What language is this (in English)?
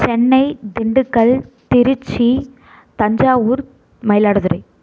Tamil